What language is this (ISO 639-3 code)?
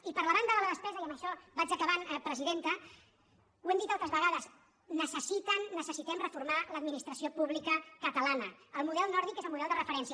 cat